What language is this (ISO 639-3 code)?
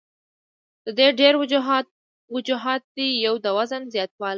pus